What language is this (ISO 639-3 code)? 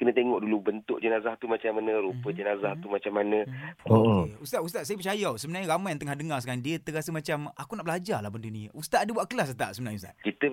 msa